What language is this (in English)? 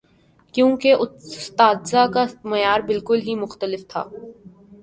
Urdu